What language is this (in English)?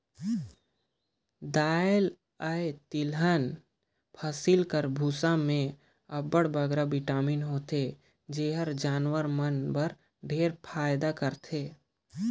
Chhattisgarhi